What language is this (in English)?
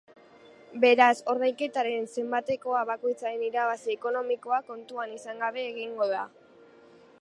Basque